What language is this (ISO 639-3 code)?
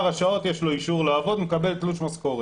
heb